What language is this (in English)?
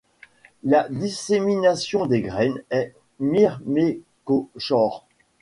French